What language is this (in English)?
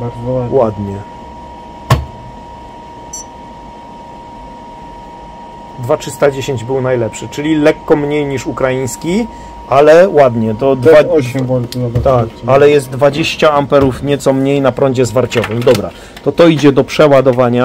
Polish